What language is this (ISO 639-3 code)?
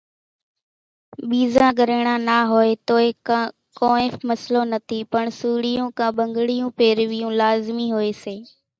gjk